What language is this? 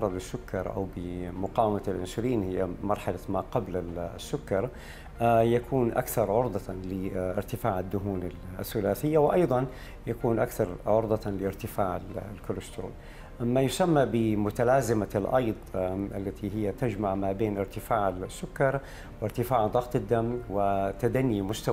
Arabic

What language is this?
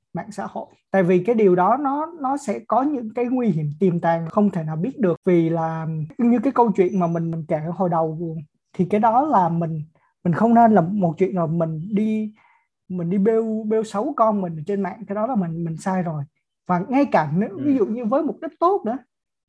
Vietnamese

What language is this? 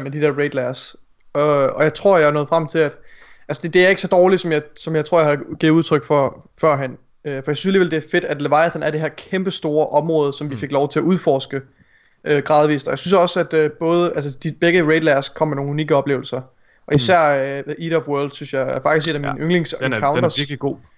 Danish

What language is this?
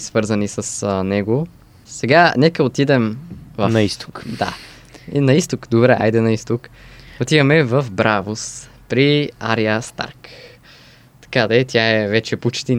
Bulgarian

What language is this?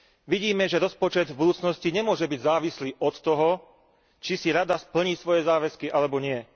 Slovak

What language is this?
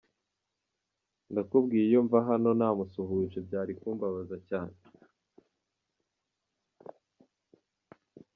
Kinyarwanda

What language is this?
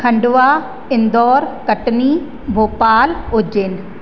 Sindhi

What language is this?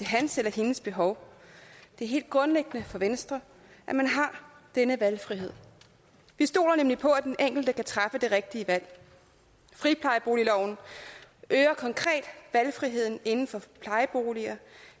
Danish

